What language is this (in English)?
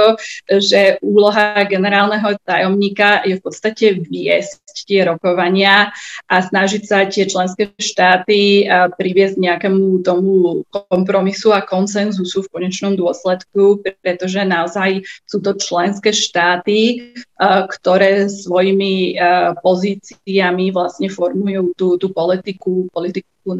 Slovak